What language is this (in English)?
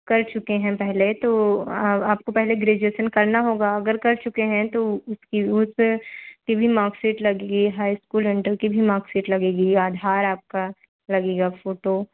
Hindi